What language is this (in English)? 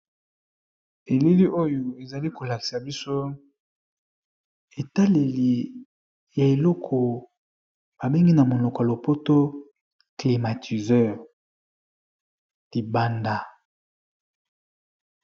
Lingala